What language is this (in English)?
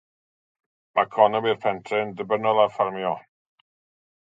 Welsh